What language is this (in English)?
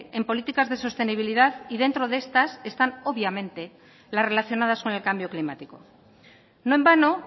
Spanish